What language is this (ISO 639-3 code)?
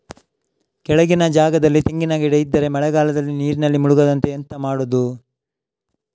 kan